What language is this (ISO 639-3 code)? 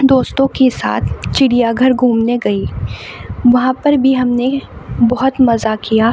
urd